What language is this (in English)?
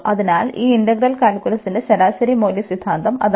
Malayalam